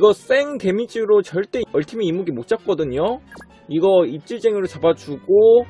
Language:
Korean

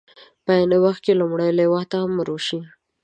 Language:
Pashto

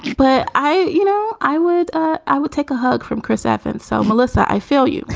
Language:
English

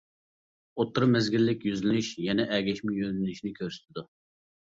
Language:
Uyghur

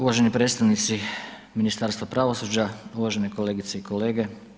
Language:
Croatian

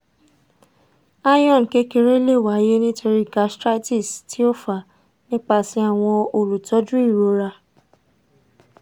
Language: Yoruba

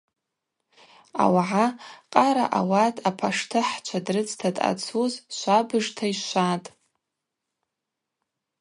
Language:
Abaza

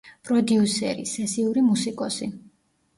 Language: Georgian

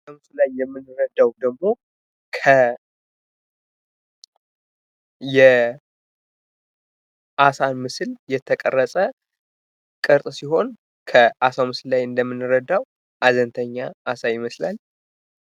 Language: Amharic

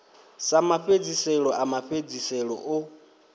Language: Venda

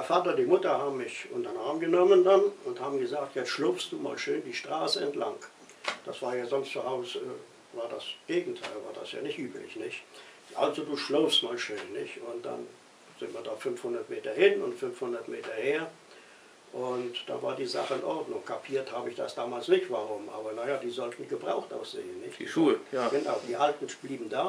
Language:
German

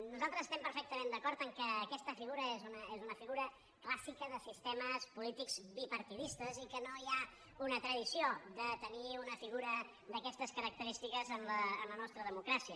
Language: Catalan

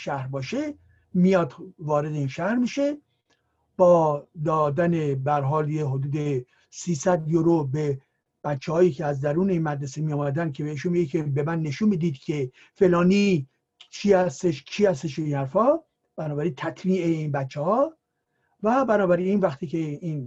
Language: Persian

